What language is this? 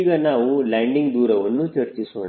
Kannada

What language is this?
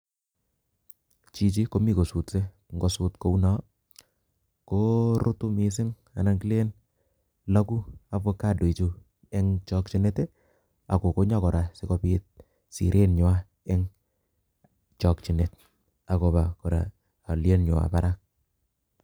Kalenjin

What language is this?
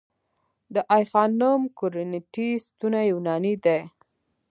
Pashto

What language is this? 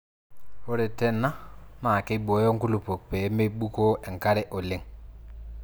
Masai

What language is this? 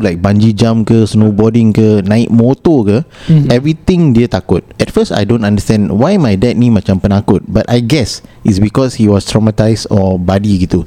Malay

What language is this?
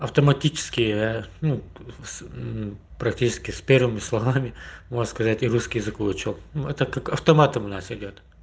Russian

